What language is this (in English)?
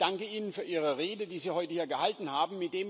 German